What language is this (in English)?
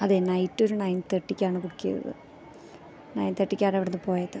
Malayalam